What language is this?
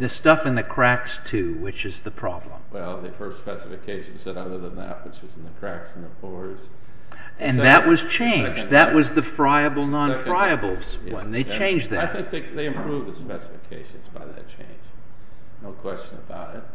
English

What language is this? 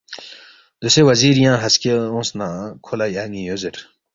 Balti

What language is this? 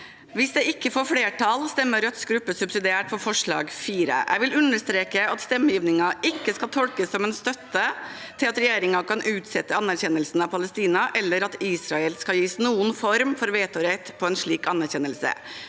Norwegian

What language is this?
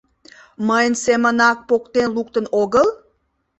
Mari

